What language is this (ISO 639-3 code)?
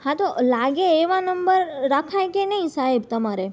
guj